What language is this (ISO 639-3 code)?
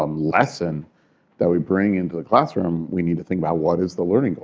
eng